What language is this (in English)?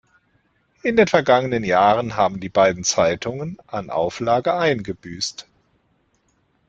German